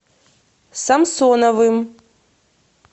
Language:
Russian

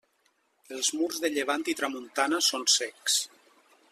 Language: Catalan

